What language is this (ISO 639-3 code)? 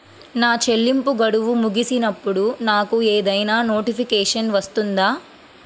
tel